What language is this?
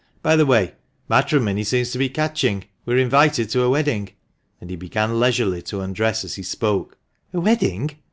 English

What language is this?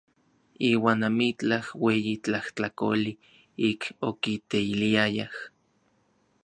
Orizaba Nahuatl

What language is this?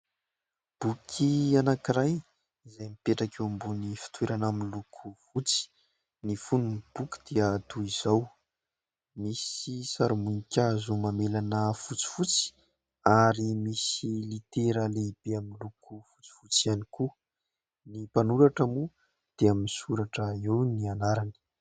Malagasy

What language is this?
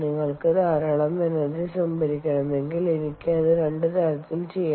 Malayalam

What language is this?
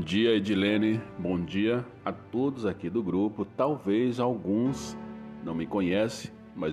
Portuguese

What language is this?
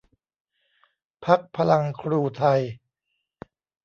Thai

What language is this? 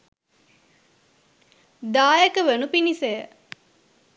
Sinhala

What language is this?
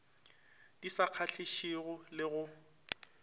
Northern Sotho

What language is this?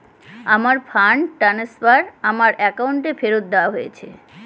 Bangla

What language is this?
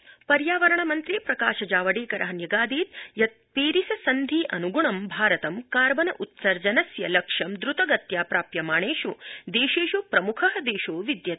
Sanskrit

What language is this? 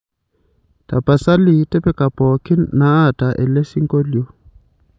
Masai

